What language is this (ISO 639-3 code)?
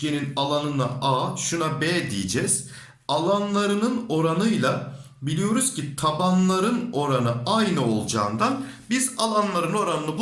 tur